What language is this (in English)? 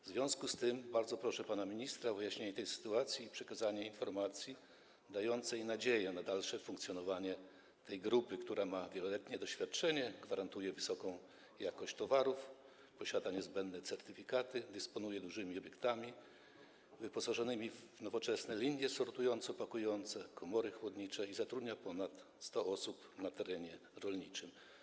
Polish